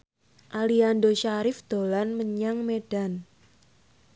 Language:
Javanese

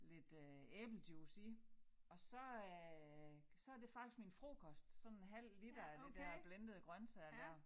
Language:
Danish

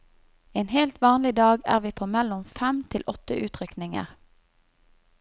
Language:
Norwegian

